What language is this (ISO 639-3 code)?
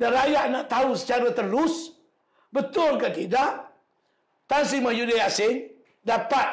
msa